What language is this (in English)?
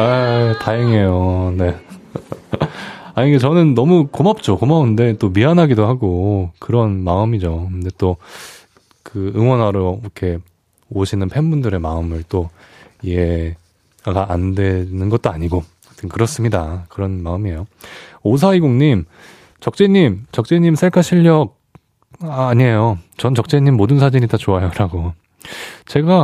Korean